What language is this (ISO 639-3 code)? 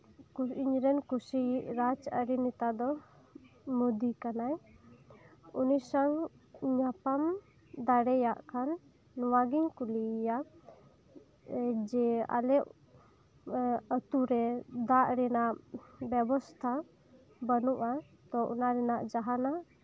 sat